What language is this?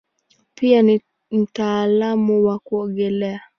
Swahili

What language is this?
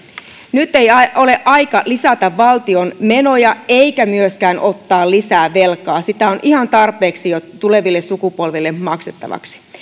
Finnish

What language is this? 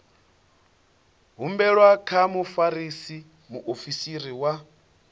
Venda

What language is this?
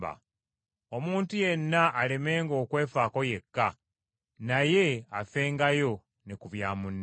Ganda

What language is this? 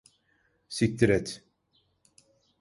Turkish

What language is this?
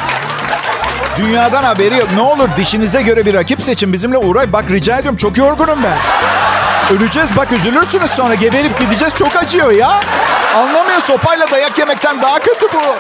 Turkish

